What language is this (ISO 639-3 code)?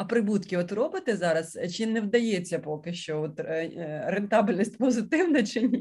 ukr